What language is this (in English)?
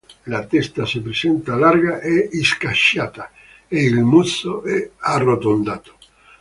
Italian